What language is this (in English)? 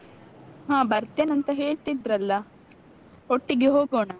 Kannada